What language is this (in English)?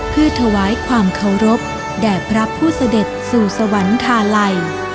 Thai